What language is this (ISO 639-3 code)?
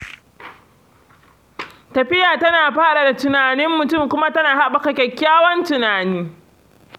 hau